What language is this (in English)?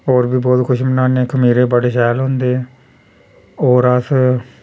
Dogri